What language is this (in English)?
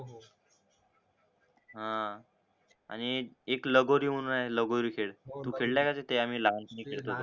Marathi